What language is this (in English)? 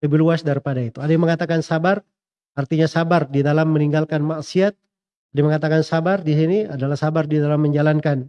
Indonesian